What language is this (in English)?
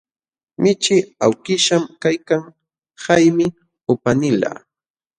Jauja Wanca Quechua